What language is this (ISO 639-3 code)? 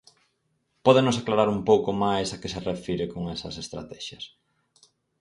glg